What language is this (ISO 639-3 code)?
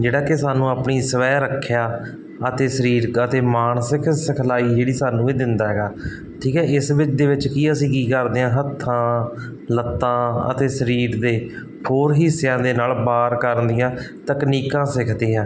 pan